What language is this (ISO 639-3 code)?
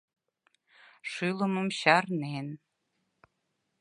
chm